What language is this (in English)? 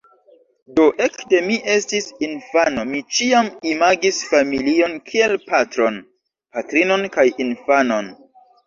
Esperanto